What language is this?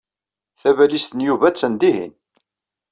Kabyle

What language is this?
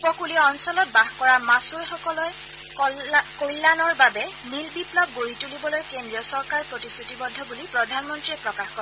Assamese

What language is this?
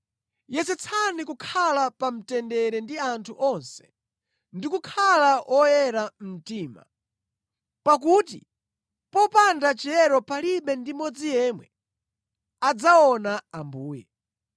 Nyanja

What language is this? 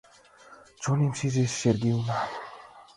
Mari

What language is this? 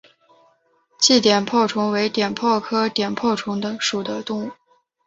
Chinese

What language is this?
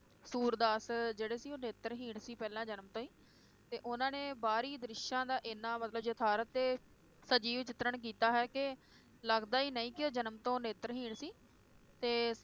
Punjabi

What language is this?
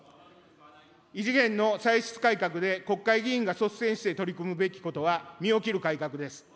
Japanese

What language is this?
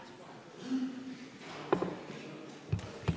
Estonian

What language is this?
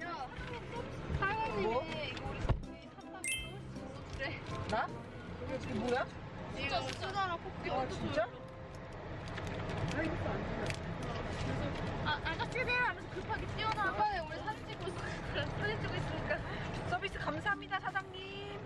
Korean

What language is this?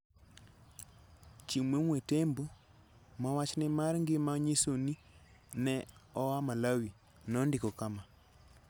Luo (Kenya and Tanzania)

